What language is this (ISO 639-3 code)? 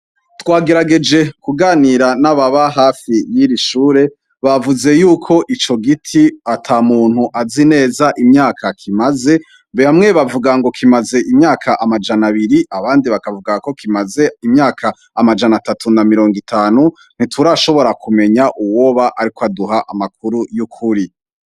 run